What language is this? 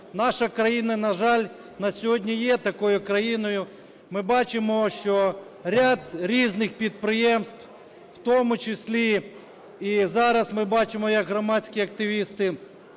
Ukrainian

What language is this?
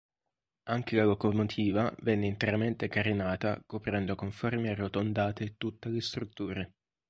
Italian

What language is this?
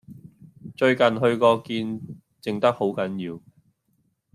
Cantonese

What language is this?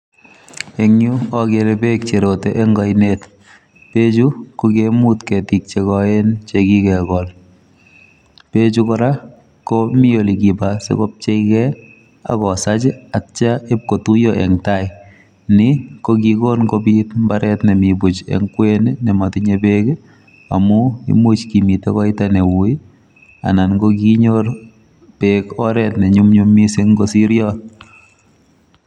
Kalenjin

